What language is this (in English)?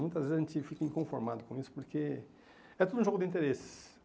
Portuguese